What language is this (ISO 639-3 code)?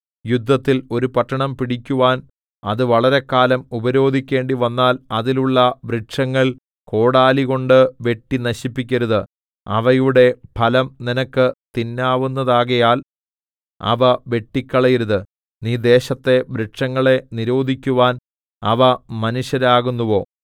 mal